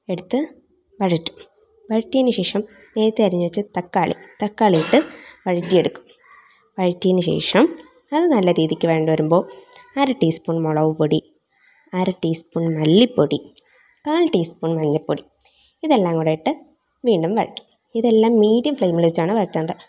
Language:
Malayalam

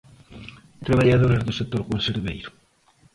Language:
Galician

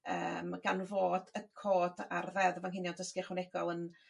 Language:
Welsh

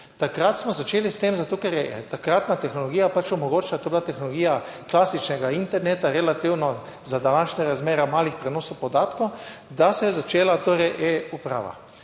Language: Slovenian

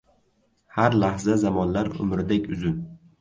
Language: Uzbek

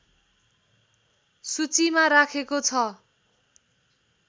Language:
Nepali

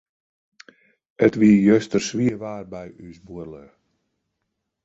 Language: Western Frisian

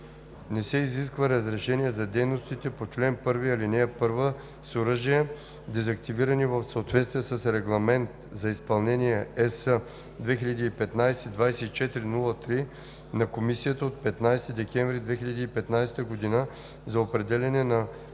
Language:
Bulgarian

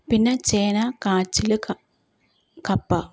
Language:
Malayalam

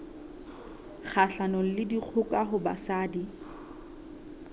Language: Southern Sotho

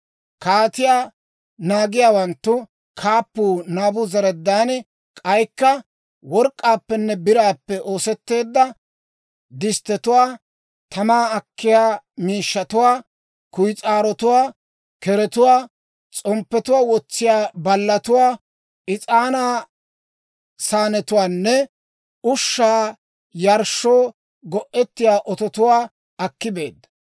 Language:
Dawro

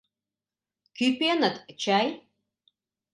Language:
Mari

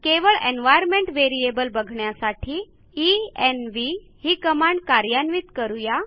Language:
Marathi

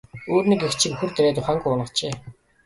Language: Mongolian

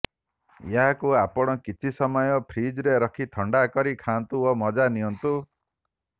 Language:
Odia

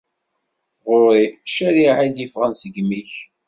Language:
Kabyle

